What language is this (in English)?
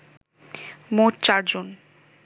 Bangla